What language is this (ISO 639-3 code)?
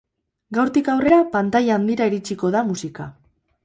eus